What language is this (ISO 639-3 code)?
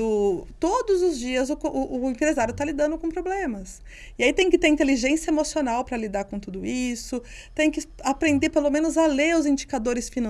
por